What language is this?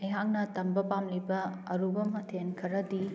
Manipuri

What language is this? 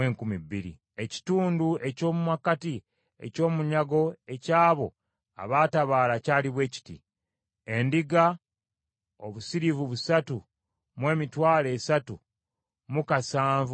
Ganda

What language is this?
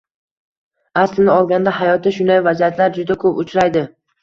Uzbek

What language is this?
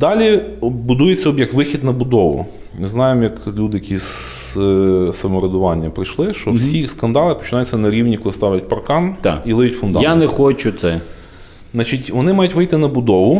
Ukrainian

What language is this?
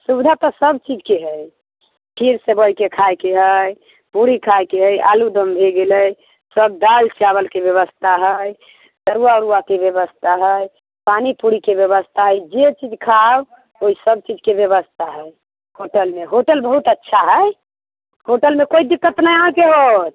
Maithili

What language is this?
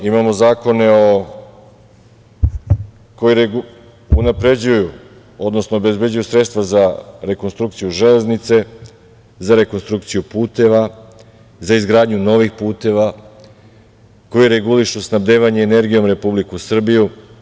Serbian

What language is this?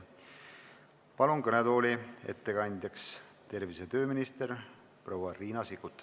Estonian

